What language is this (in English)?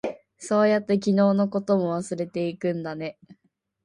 Japanese